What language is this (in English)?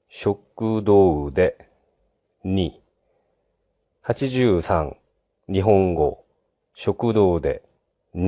Japanese